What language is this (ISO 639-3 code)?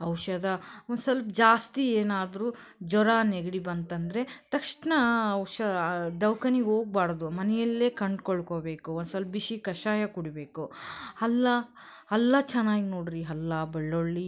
kan